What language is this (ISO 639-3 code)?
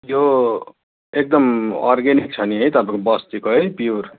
nep